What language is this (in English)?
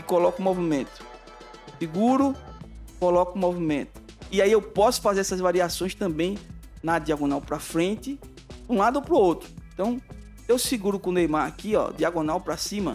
Portuguese